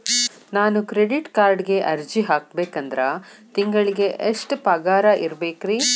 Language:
Kannada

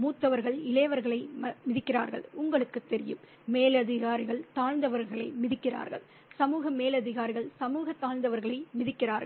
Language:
Tamil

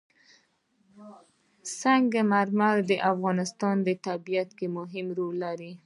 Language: Pashto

